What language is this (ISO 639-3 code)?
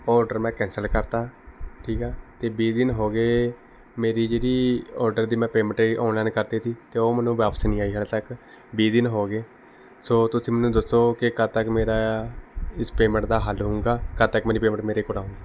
pan